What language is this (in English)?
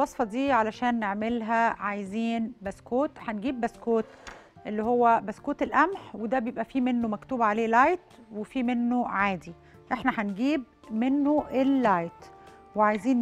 Arabic